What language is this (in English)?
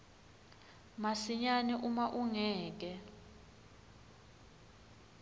Swati